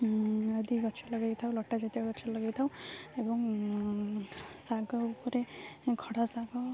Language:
Odia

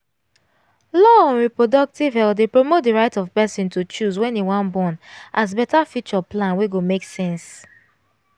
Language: Nigerian Pidgin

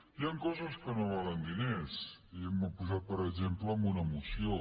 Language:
Catalan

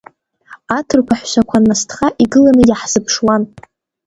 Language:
Abkhazian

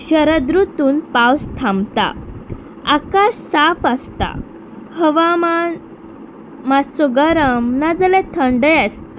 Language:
Konkani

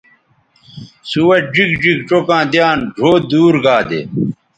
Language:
Bateri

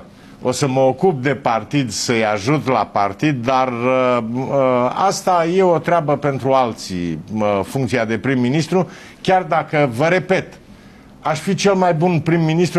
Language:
Romanian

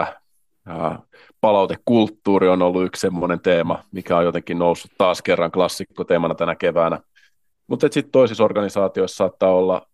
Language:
Finnish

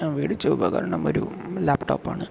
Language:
Malayalam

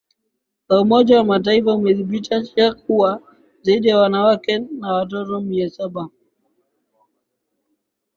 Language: Swahili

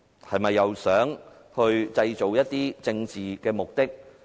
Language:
Cantonese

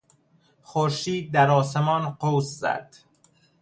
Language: Persian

